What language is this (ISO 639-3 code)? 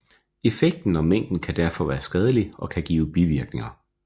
dan